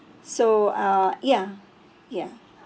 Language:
English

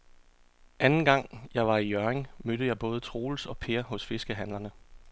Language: Danish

